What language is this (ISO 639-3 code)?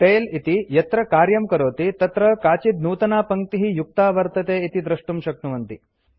san